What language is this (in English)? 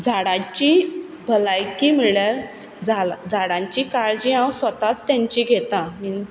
Konkani